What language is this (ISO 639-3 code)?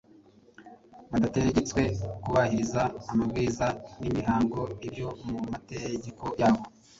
kin